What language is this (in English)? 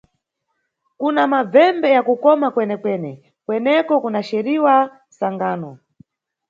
Nyungwe